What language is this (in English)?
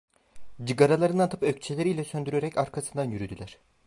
Turkish